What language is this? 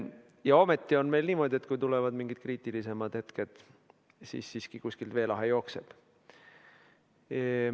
Estonian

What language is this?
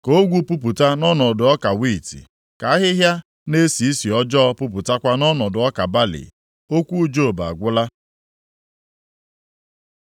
Igbo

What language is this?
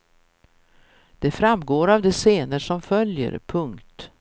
Swedish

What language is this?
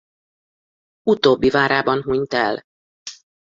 Hungarian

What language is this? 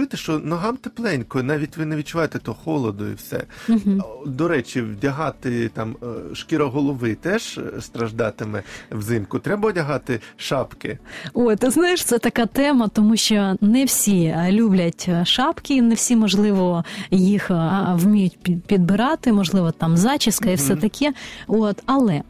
Ukrainian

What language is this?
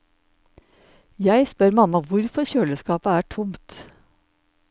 Norwegian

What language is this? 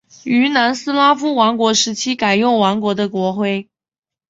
Chinese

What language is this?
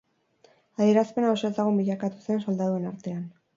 Basque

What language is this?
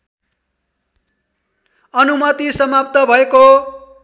Nepali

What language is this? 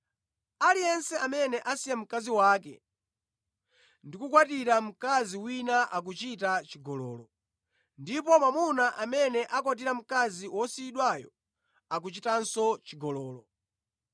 Nyanja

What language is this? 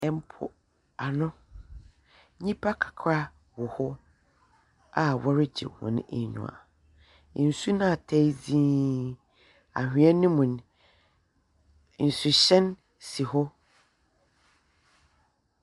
Akan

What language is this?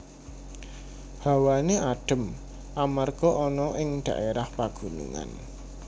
Javanese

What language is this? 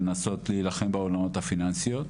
Hebrew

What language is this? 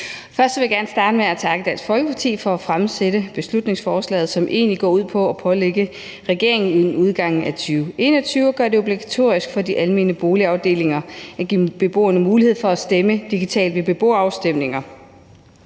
Danish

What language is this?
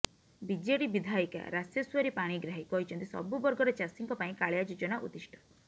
Odia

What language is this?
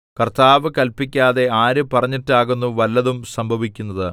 Malayalam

